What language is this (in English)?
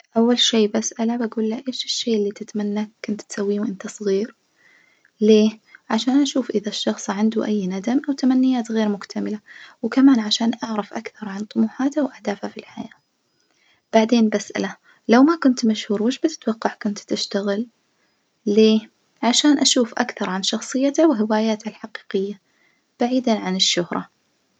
Najdi Arabic